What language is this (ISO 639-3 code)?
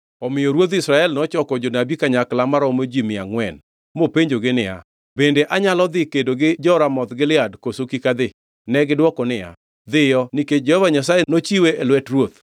luo